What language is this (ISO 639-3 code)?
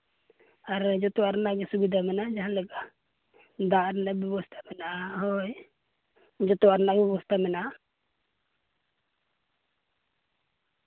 sat